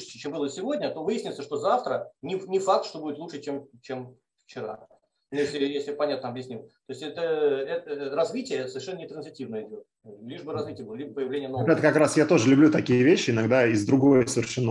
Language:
Russian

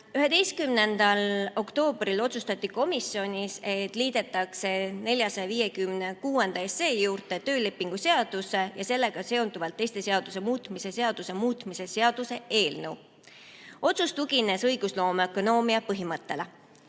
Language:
Estonian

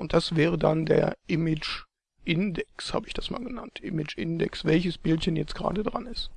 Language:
German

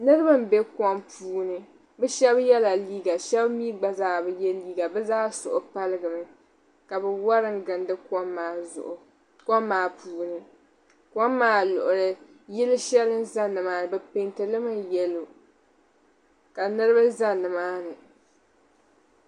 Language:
Dagbani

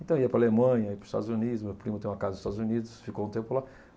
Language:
Portuguese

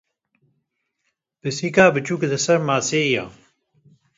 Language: Kurdish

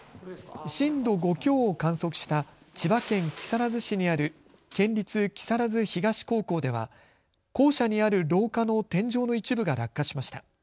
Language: Japanese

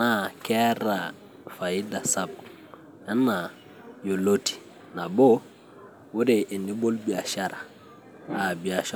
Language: Masai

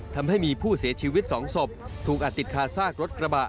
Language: Thai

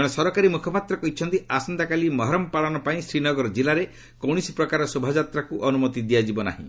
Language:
Odia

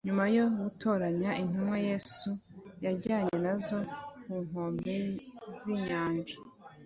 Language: Kinyarwanda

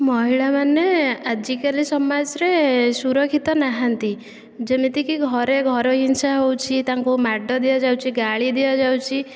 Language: Odia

